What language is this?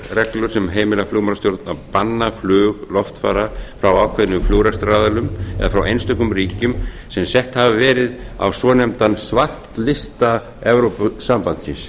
Icelandic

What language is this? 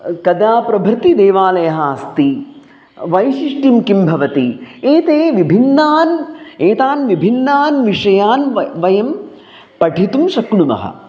Sanskrit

